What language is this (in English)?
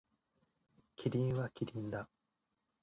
Japanese